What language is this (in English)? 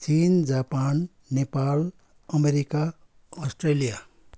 Nepali